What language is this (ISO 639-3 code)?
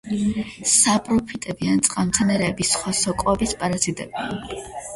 kat